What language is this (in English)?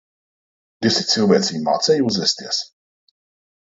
Latvian